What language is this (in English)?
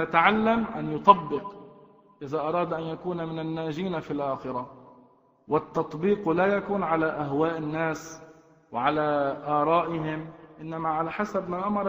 Arabic